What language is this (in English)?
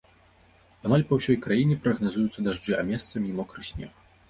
Belarusian